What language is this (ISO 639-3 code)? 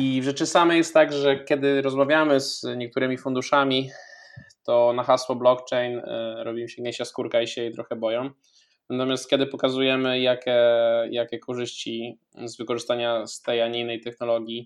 pol